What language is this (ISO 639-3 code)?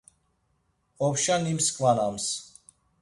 lzz